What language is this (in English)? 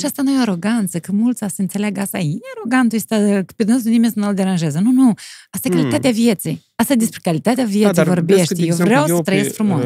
Romanian